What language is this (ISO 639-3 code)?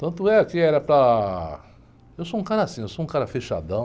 por